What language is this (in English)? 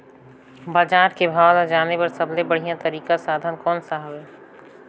Chhattisgarhi